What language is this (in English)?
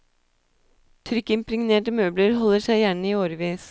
Norwegian